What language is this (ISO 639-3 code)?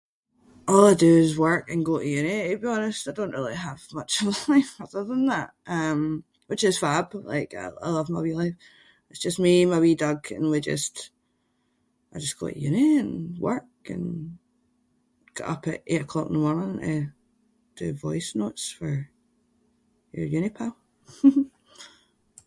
sco